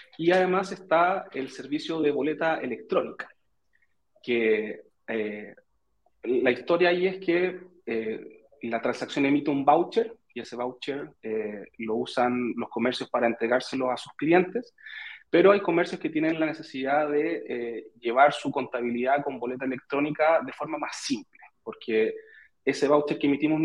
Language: Spanish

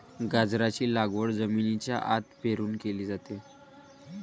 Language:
Marathi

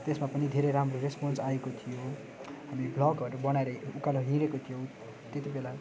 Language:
Nepali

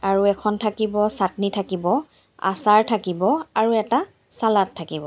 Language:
Assamese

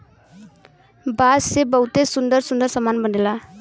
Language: Bhojpuri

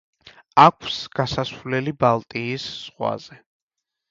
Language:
Georgian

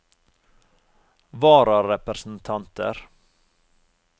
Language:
Norwegian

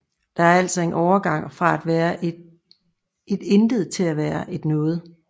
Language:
Danish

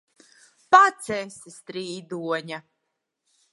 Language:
Latvian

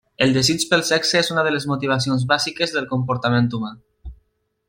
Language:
Catalan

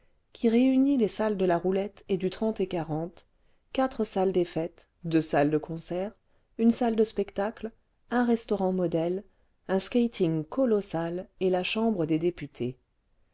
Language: French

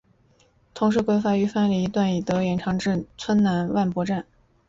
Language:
Chinese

